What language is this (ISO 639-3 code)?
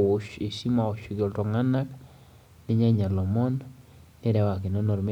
mas